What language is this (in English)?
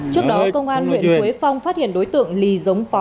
Vietnamese